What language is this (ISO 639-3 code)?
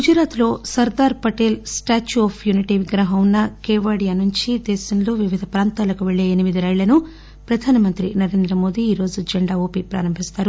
tel